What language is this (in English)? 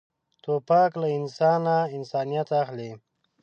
Pashto